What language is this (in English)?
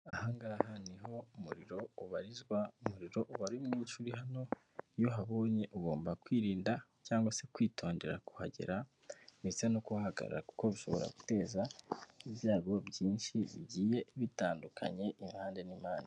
Kinyarwanda